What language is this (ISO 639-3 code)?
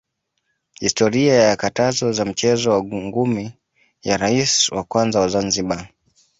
swa